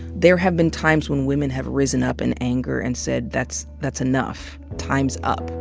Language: English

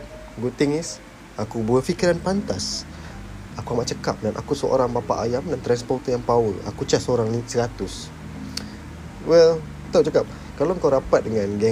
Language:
Malay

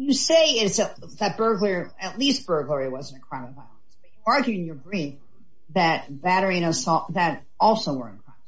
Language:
English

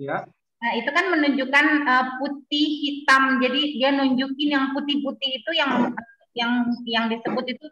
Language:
Indonesian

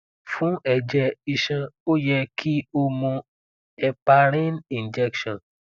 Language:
Yoruba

